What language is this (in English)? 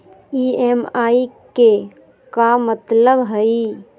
Magahi